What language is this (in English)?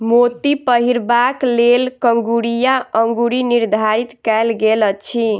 Maithili